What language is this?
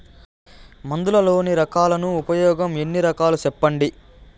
Telugu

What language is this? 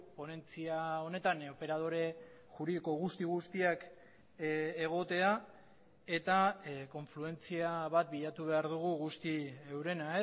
Basque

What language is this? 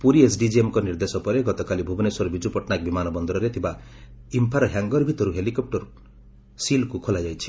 Odia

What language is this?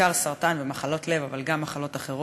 Hebrew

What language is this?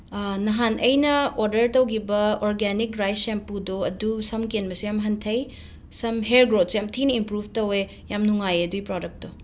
Manipuri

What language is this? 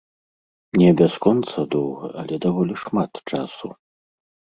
Belarusian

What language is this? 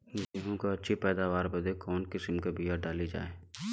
Bhojpuri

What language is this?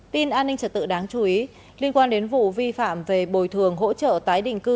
Vietnamese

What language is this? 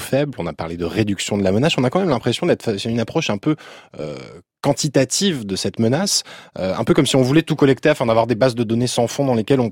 French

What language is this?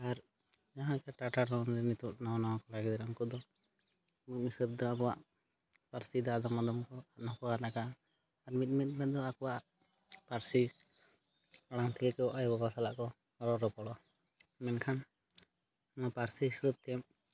Santali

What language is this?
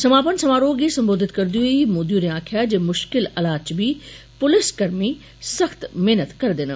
Dogri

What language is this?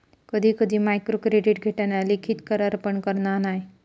Marathi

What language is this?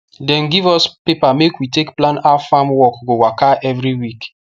Nigerian Pidgin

